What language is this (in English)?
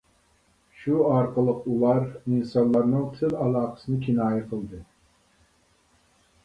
Uyghur